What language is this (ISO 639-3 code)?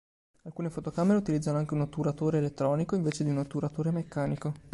ita